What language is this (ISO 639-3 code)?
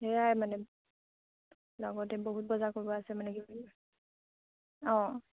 asm